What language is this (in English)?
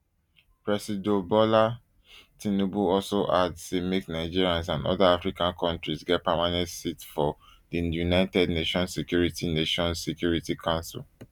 Nigerian Pidgin